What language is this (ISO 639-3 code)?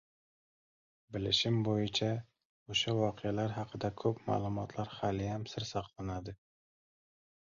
uzb